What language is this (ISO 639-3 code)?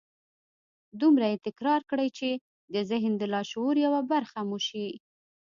pus